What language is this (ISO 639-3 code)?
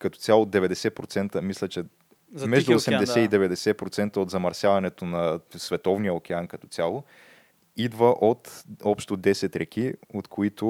bul